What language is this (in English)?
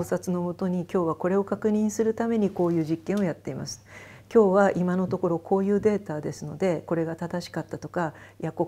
Japanese